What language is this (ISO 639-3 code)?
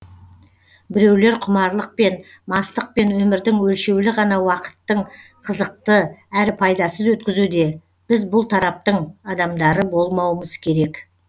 kaz